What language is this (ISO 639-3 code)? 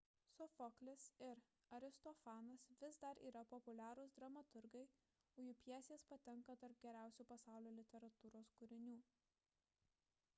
lit